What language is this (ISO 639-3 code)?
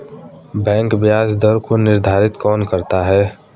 hin